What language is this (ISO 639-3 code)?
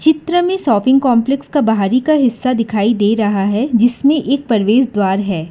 hin